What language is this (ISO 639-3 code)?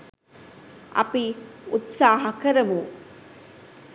sin